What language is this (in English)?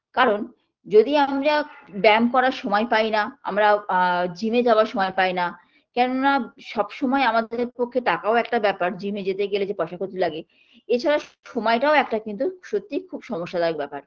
Bangla